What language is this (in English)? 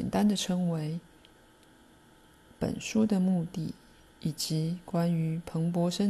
Chinese